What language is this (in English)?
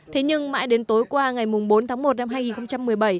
Vietnamese